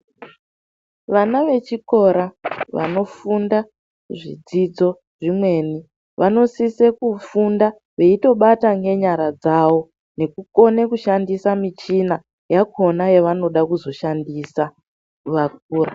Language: Ndau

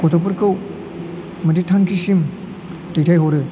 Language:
Bodo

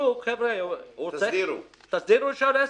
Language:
Hebrew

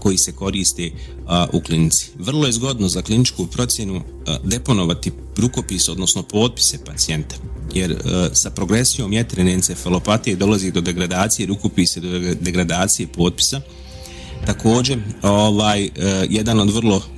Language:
Croatian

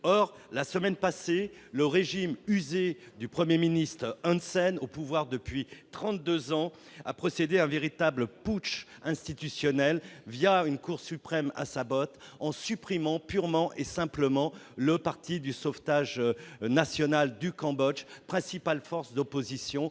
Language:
French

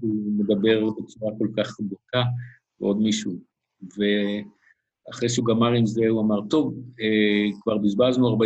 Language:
Hebrew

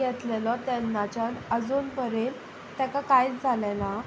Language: Konkani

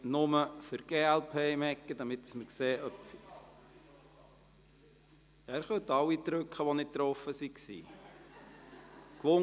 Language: Swiss German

